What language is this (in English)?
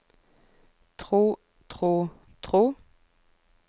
Norwegian